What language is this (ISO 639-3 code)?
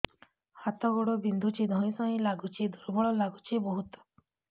ori